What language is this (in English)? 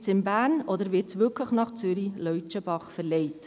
Swiss German